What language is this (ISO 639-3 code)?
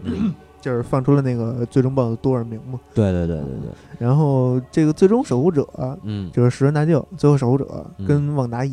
zho